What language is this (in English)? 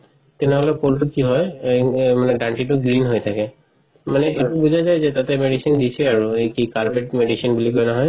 Assamese